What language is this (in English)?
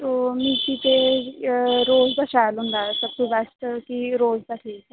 Dogri